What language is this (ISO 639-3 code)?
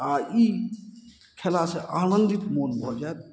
mai